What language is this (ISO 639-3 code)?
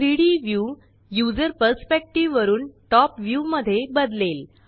mar